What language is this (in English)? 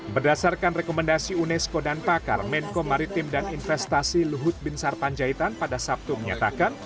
Indonesian